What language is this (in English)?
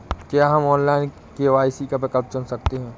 Hindi